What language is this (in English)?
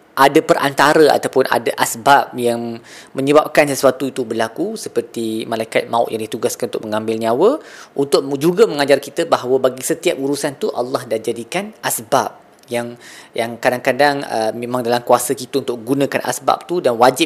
Malay